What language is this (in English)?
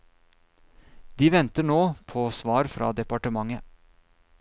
Norwegian